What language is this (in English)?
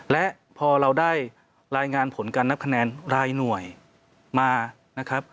Thai